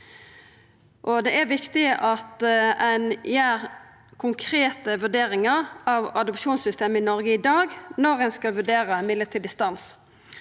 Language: Norwegian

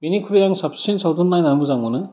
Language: Bodo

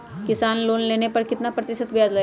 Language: Magahi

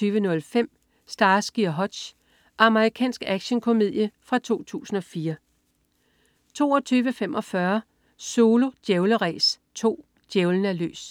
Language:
Danish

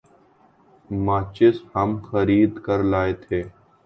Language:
Urdu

